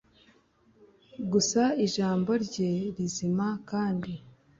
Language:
Kinyarwanda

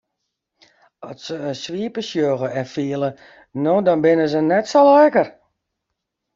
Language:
Western Frisian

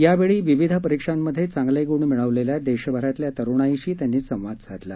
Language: Marathi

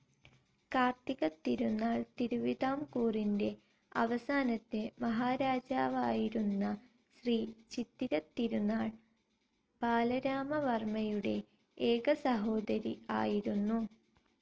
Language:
Malayalam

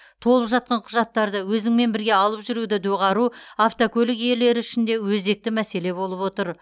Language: Kazakh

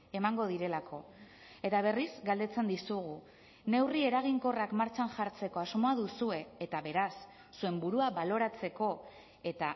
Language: Basque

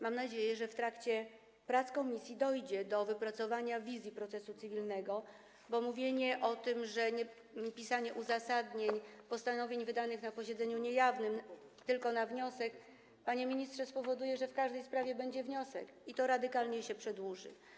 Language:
Polish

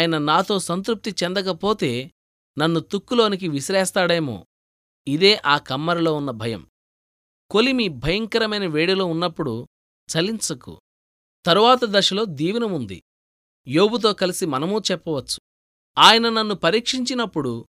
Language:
Telugu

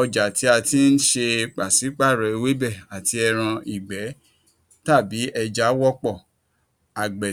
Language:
Yoruba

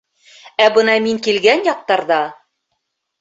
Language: Bashkir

